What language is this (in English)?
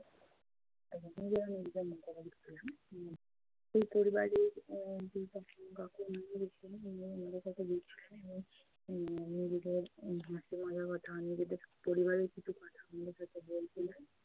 Bangla